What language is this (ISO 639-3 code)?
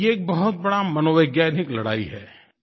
hin